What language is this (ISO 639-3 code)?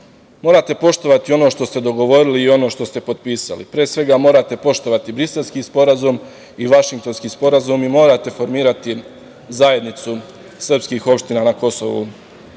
srp